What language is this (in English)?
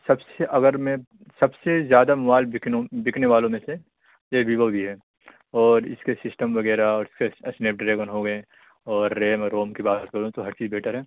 Urdu